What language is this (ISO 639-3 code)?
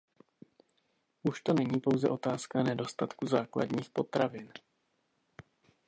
ces